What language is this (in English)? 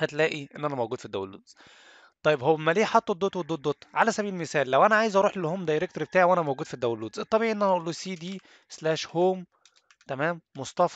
Arabic